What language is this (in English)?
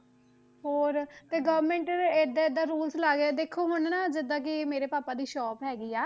Punjabi